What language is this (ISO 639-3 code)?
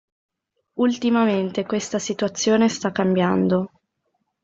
ita